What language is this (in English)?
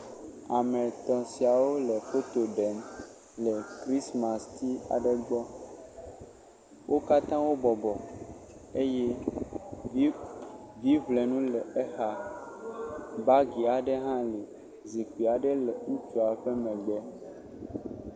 Ewe